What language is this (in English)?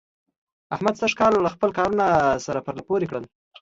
Pashto